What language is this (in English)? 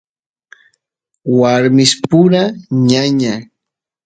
Santiago del Estero Quichua